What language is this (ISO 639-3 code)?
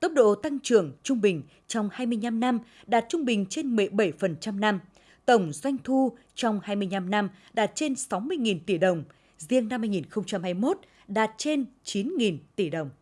vie